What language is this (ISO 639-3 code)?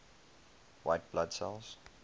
eng